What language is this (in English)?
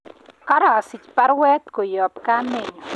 Kalenjin